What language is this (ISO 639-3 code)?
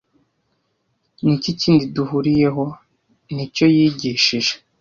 kin